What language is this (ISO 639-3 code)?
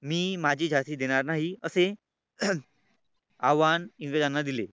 mar